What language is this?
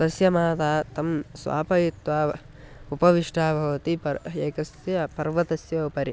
Sanskrit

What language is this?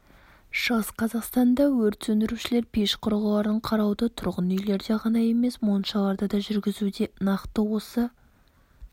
Kazakh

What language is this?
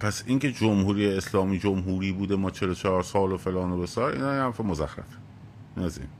Persian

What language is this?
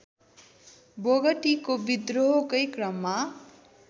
Nepali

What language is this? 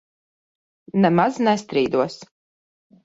Latvian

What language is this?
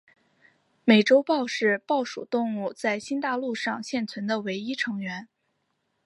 Chinese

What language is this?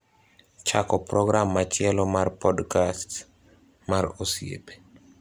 Luo (Kenya and Tanzania)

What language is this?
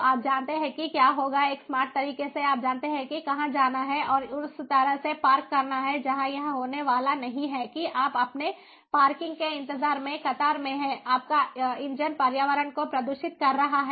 Hindi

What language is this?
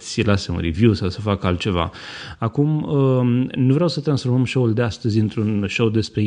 Romanian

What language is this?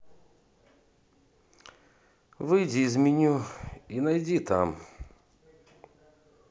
Russian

